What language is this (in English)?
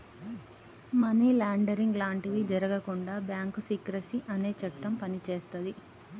Telugu